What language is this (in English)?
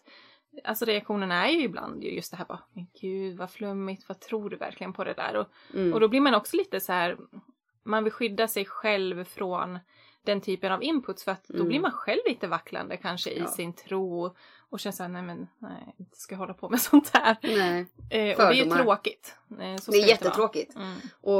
Swedish